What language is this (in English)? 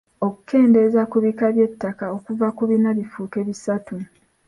Ganda